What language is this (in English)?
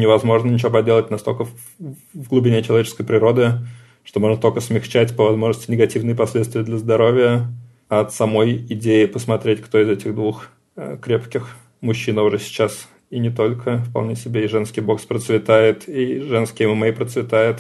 Russian